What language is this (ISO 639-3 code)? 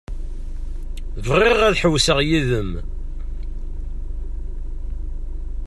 kab